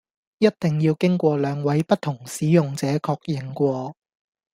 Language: Cantonese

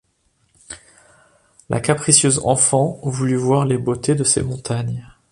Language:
French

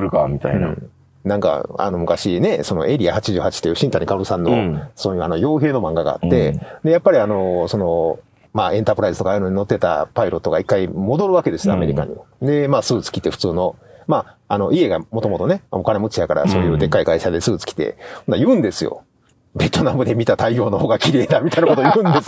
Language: Japanese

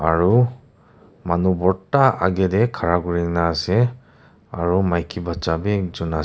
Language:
Naga Pidgin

